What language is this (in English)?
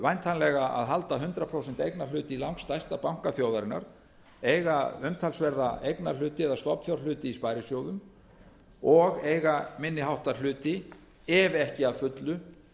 Icelandic